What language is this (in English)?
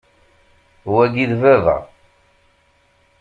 Kabyle